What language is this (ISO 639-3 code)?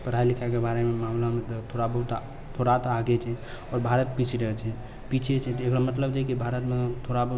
mai